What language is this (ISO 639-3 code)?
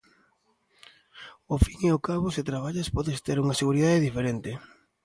glg